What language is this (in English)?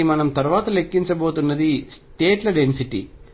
Telugu